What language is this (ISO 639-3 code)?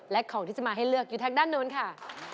tha